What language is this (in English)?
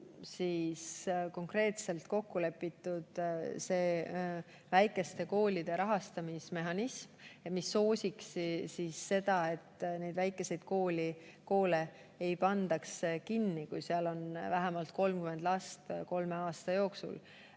Estonian